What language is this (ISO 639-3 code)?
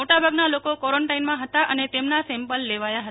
guj